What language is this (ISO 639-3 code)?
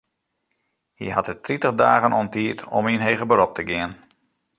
fry